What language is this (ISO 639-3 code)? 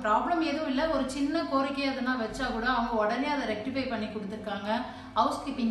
ron